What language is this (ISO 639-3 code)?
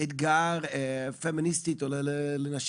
heb